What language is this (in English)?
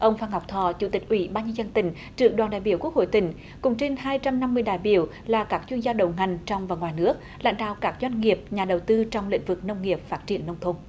Vietnamese